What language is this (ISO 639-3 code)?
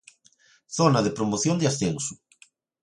glg